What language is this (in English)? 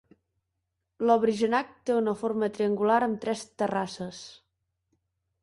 Catalan